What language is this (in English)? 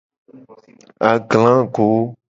Gen